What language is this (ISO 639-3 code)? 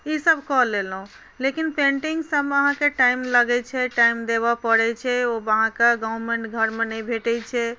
mai